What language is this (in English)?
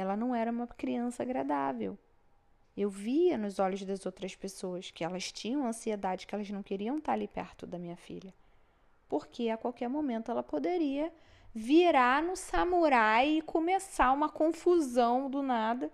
Portuguese